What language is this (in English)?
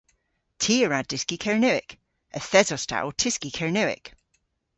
Cornish